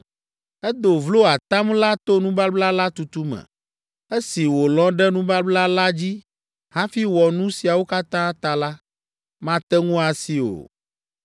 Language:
Ewe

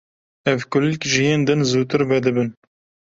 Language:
Kurdish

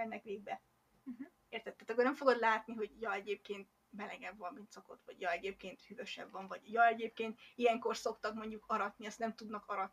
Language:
Hungarian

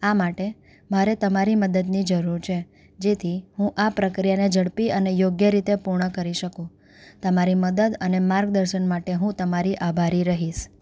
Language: Gujarati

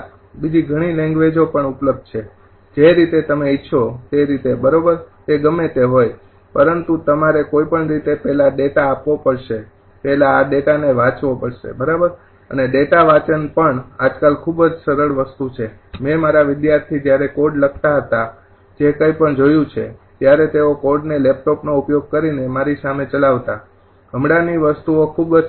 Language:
Gujarati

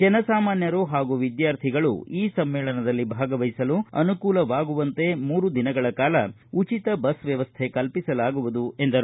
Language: Kannada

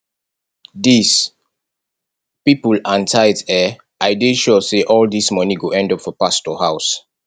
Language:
Nigerian Pidgin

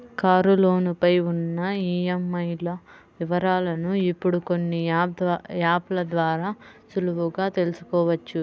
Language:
Telugu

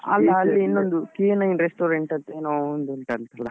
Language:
Kannada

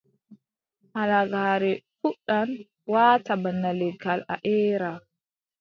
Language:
Adamawa Fulfulde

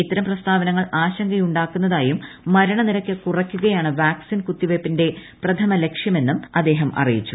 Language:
Malayalam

